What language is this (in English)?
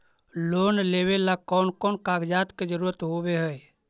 Magahi